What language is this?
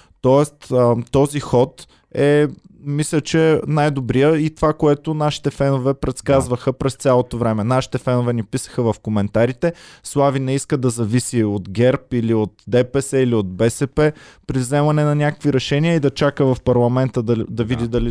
Bulgarian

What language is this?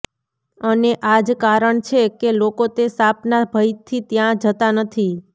Gujarati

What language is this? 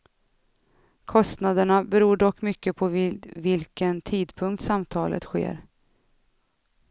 Swedish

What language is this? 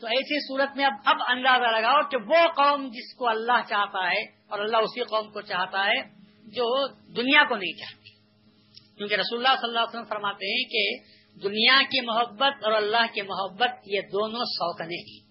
Urdu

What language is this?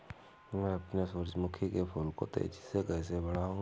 Hindi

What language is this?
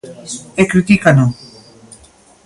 Galician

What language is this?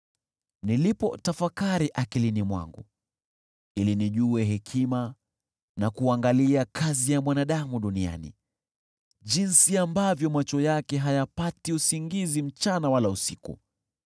Swahili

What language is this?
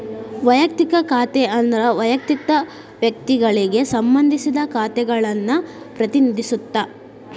Kannada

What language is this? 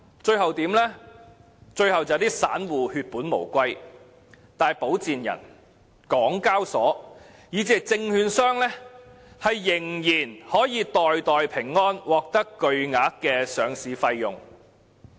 Cantonese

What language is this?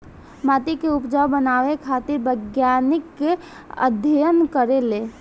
Bhojpuri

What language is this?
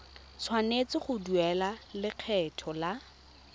Tswana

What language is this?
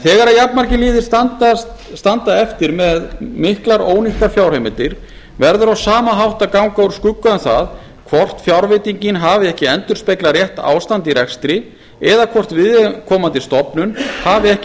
Icelandic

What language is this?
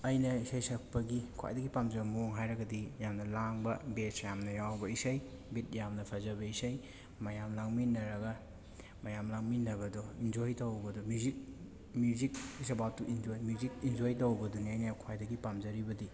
Manipuri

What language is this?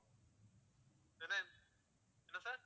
Tamil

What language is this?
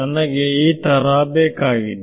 Kannada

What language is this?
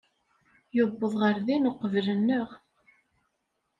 Kabyle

